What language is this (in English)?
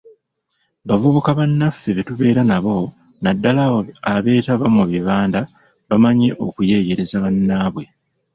Ganda